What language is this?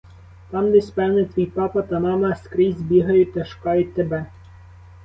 Ukrainian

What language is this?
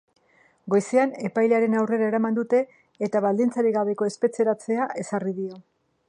Basque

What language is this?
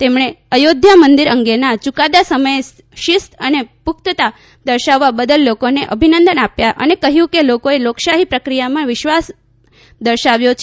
Gujarati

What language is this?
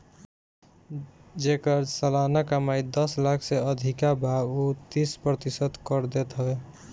Bhojpuri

